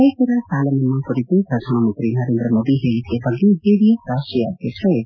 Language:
Kannada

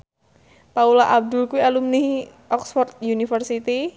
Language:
Javanese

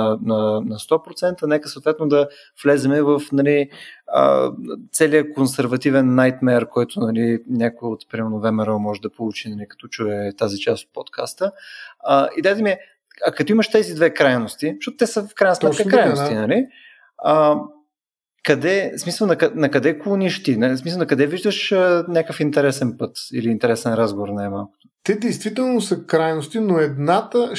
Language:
Bulgarian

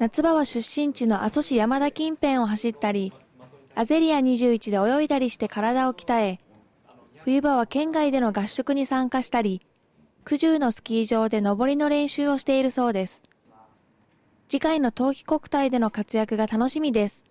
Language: Japanese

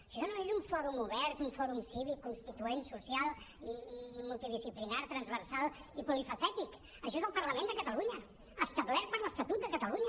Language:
Catalan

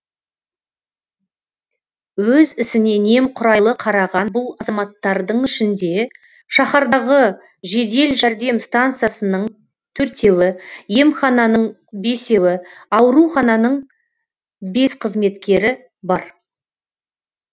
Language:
Kazakh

